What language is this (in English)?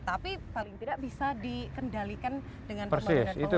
Indonesian